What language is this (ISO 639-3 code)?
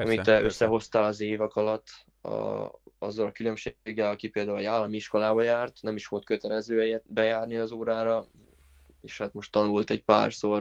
hun